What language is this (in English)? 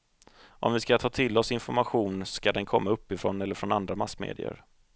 Swedish